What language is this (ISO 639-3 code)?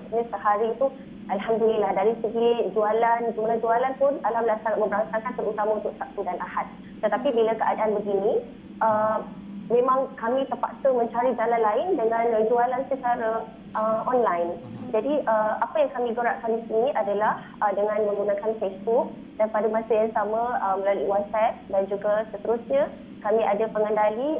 msa